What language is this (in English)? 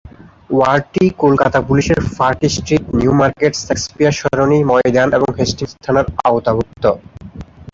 Bangla